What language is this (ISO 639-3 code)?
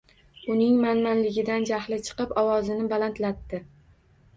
uzb